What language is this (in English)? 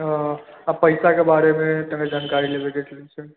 Maithili